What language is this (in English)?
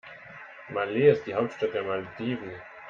German